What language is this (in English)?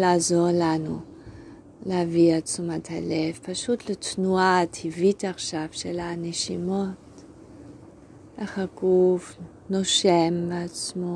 Hebrew